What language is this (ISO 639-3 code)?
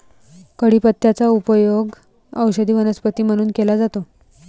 mar